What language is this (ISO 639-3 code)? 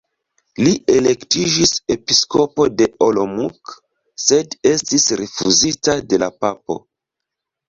epo